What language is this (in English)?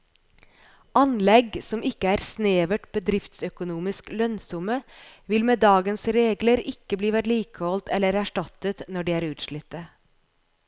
Norwegian